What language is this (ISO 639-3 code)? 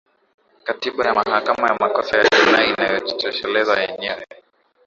swa